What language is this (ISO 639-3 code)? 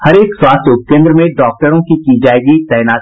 hin